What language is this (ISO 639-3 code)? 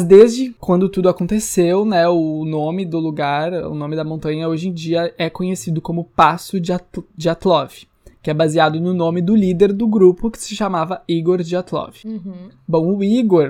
por